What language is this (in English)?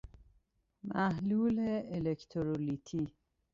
Persian